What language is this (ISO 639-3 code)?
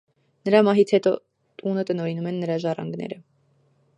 hye